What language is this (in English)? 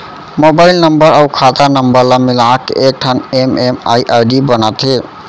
Chhattisgarhi